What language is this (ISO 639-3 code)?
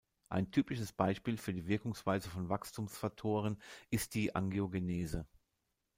deu